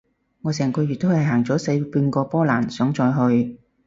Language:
Cantonese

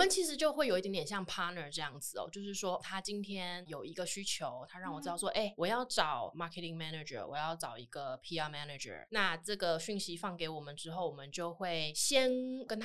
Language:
Chinese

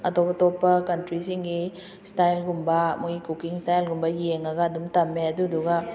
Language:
Manipuri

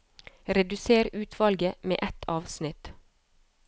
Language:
Norwegian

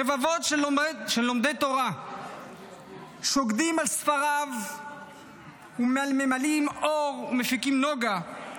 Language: Hebrew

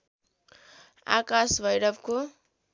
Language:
Nepali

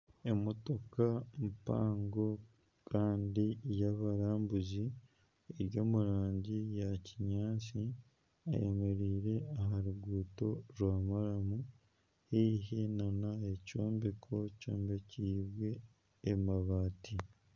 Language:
Nyankole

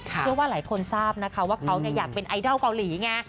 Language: Thai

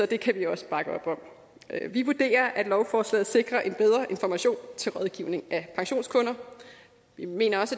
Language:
Danish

